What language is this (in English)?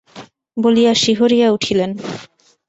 Bangla